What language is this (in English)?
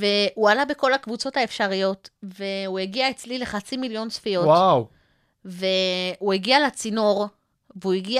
Hebrew